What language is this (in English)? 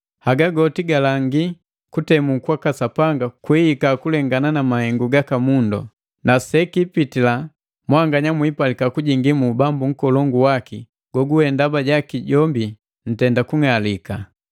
Matengo